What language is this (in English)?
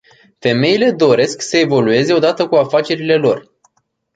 Romanian